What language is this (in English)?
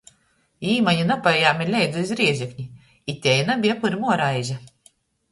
Latgalian